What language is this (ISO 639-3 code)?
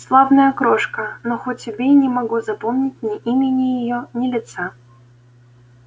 rus